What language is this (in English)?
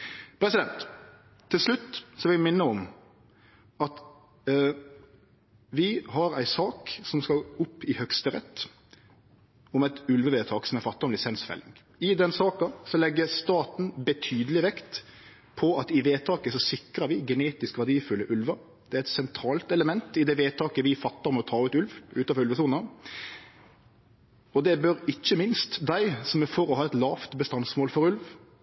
Norwegian Nynorsk